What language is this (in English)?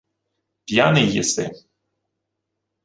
Ukrainian